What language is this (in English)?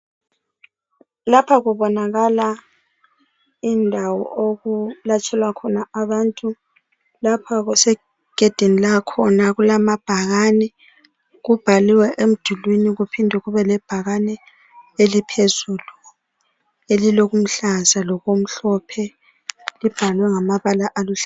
North Ndebele